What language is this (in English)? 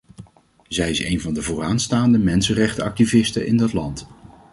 Dutch